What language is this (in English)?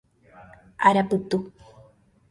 Guarani